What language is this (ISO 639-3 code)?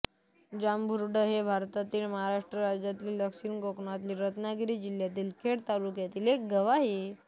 mar